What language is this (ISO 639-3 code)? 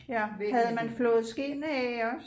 dan